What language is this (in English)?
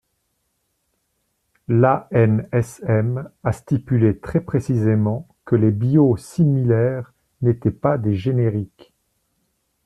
French